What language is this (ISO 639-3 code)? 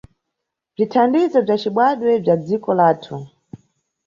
nyu